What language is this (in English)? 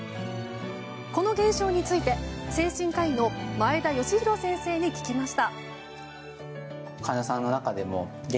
Japanese